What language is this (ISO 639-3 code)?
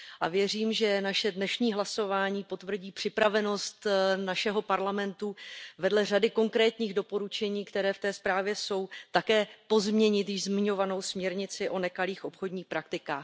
ces